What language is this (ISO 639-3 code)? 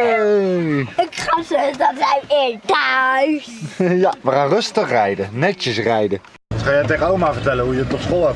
nld